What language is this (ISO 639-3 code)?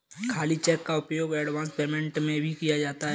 hin